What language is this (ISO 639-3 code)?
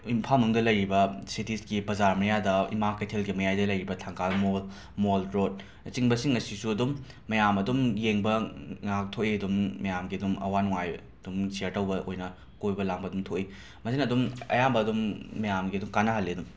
mni